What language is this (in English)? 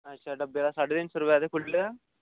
Dogri